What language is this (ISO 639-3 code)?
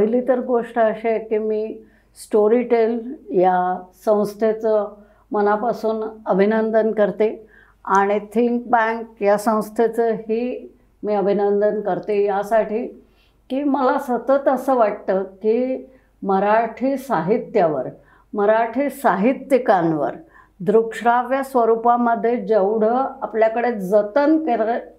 mar